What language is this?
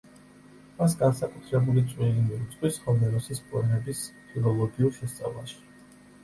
Georgian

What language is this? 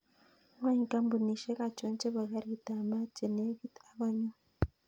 Kalenjin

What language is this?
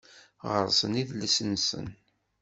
Kabyle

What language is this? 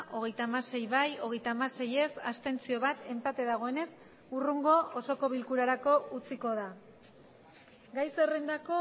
Basque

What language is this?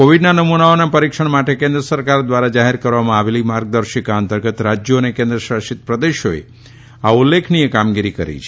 Gujarati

